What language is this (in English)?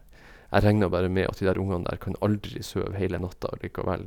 Norwegian